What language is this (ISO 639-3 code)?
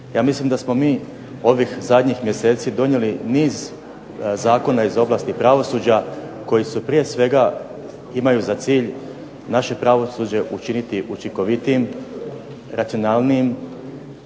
hrv